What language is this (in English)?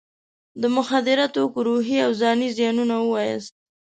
Pashto